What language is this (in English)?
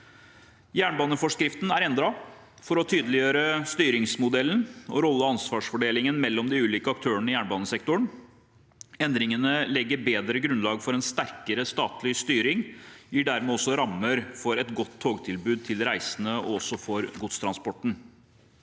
Norwegian